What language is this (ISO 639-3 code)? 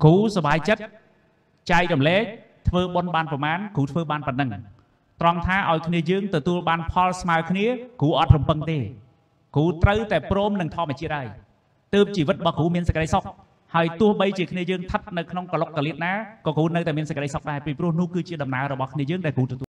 tha